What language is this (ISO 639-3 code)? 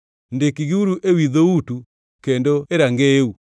luo